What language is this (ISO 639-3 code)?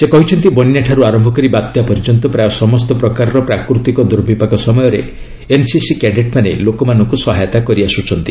ori